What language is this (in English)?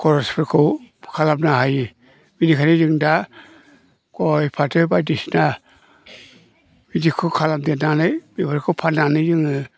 Bodo